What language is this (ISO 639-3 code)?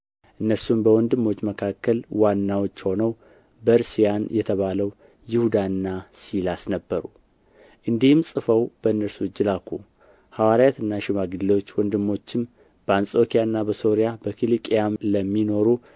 amh